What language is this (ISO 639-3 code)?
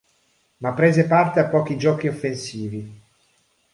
ita